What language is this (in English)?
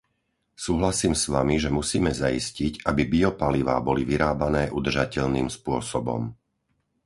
Slovak